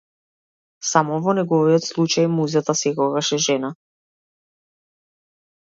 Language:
Macedonian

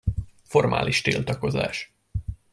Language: Hungarian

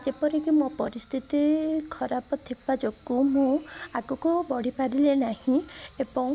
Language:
Odia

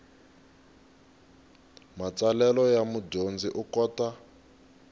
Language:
Tsonga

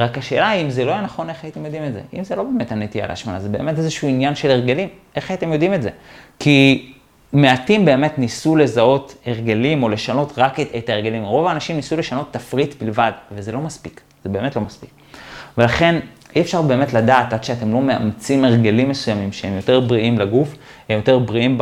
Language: Hebrew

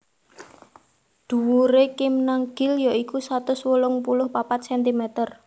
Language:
Javanese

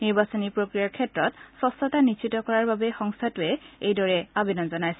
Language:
Assamese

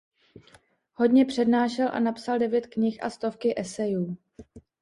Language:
Czech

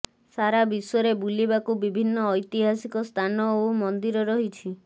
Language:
Odia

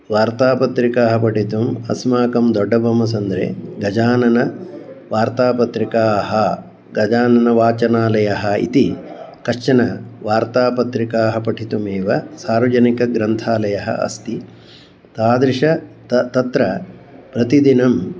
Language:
Sanskrit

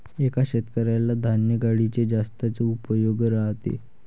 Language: Marathi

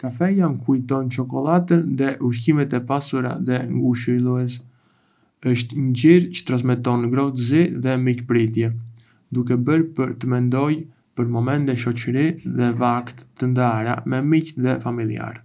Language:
Arbëreshë Albanian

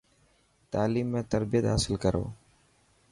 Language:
Dhatki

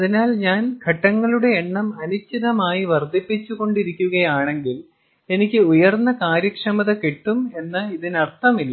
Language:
Malayalam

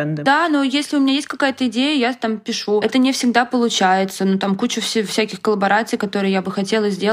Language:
Russian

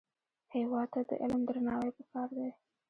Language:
Pashto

